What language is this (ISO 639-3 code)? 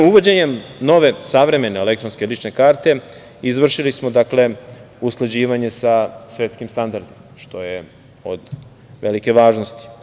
srp